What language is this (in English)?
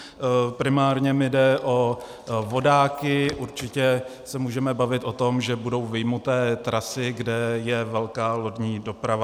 Czech